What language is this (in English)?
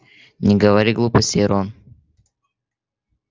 Russian